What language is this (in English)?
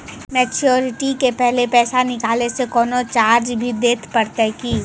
Maithili